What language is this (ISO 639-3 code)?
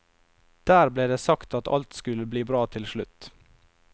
nor